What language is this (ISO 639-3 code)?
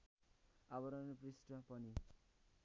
nep